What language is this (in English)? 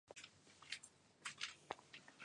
Chinese